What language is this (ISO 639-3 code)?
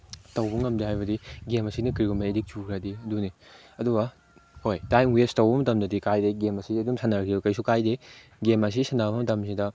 mni